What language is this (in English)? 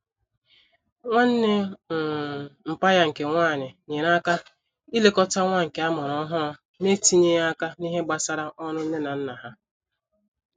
Igbo